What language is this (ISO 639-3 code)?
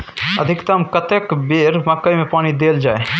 mai